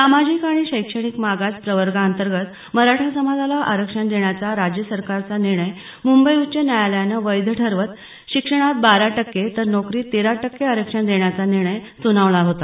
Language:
Marathi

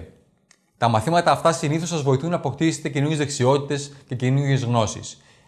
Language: Greek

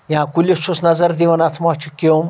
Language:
Kashmiri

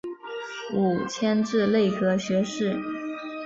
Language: Chinese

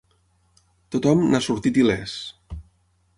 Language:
Catalan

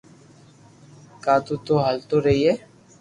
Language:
Loarki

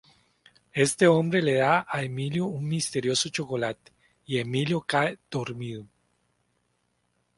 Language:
Spanish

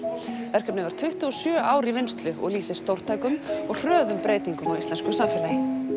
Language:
Icelandic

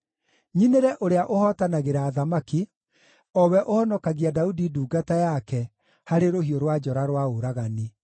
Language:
Kikuyu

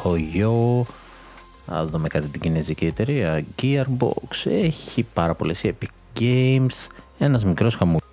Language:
Greek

